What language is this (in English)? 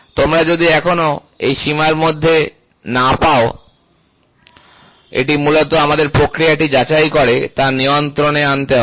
Bangla